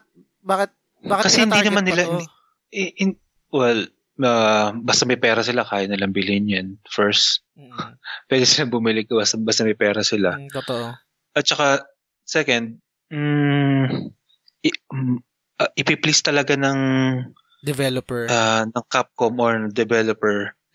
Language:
Filipino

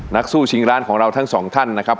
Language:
Thai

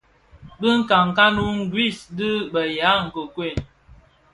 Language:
Bafia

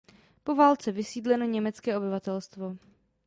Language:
Czech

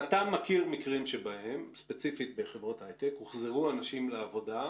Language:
Hebrew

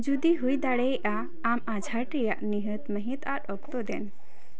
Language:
Santali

